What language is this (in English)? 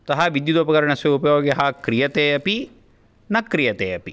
Sanskrit